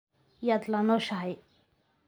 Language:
Somali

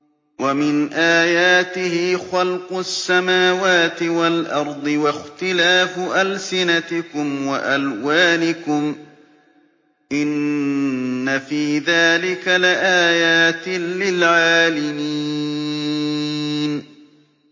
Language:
Arabic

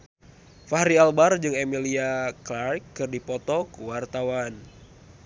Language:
Sundanese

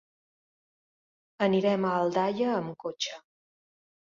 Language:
Catalan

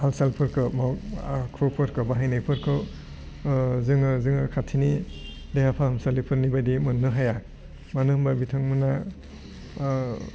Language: Bodo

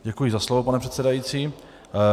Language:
Czech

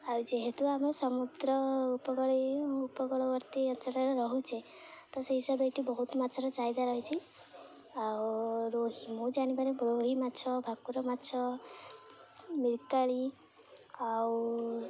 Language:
Odia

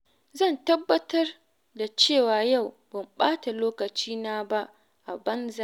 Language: Hausa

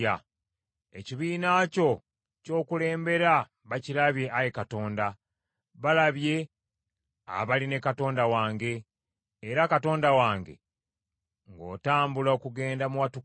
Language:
Ganda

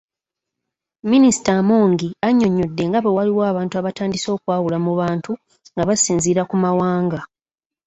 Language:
Ganda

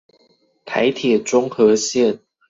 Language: Chinese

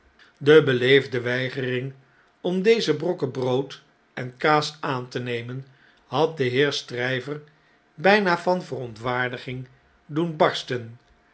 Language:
Dutch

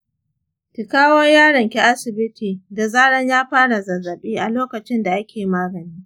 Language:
Hausa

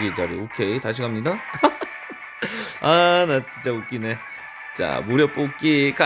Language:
Korean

